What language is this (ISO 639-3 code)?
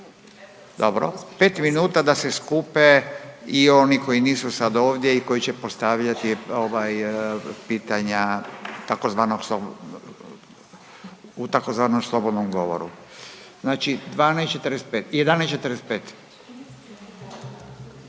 hrv